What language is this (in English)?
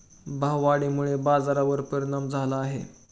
Marathi